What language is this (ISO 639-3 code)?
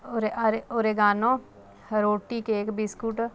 pan